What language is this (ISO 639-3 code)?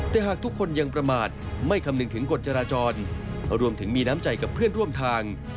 tha